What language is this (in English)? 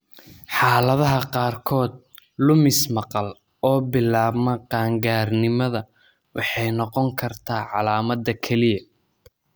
Somali